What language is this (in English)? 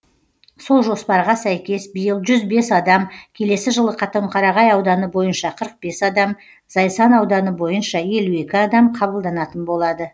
Kazakh